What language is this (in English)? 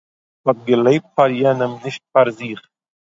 Yiddish